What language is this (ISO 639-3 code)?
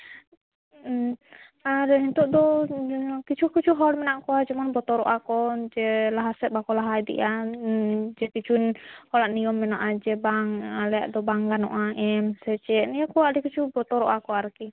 sat